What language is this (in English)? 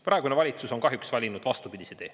Estonian